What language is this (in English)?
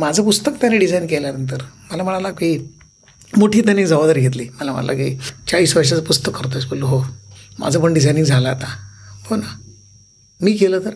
Marathi